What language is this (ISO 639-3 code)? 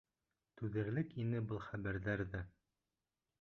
bak